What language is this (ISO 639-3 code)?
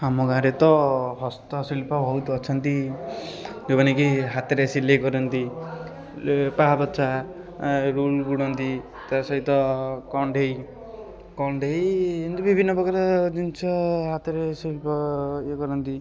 ori